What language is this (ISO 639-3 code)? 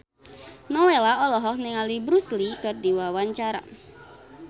sun